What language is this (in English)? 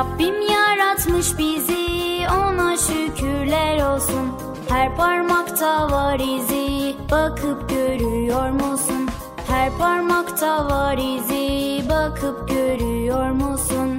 Turkish